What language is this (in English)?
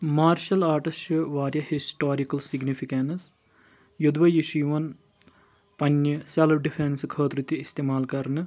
Kashmiri